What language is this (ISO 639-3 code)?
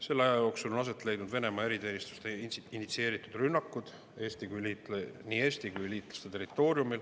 est